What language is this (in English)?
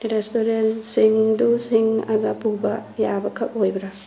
Manipuri